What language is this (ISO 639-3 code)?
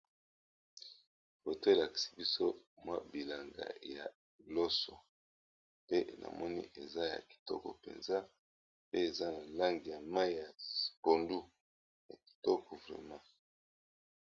lin